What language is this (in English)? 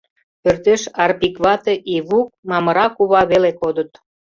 Mari